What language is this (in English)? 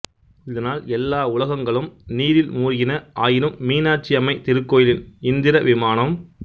Tamil